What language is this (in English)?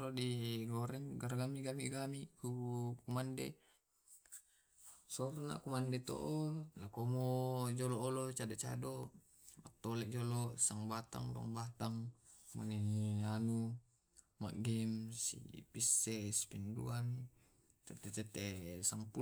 Tae'